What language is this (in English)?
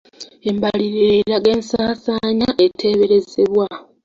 Ganda